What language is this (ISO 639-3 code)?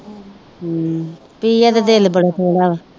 pan